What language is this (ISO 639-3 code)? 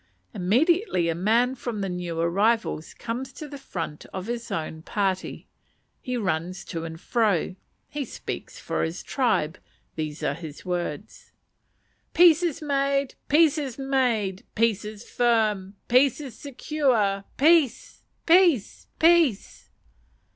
eng